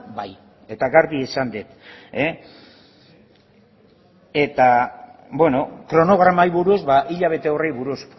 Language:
Basque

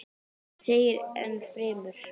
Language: Icelandic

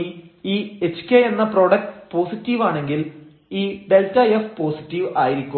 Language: Malayalam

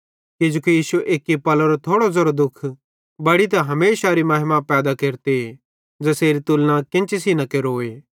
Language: Bhadrawahi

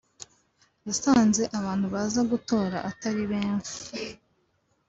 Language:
Kinyarwanda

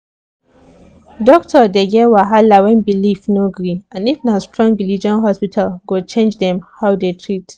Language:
Nigerian Pidgin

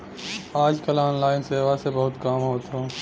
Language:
Bhojpuri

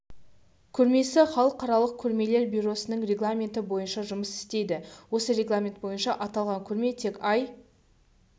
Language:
Kazakh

